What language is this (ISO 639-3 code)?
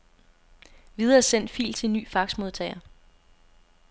dan